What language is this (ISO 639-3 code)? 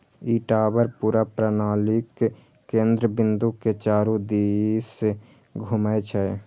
mai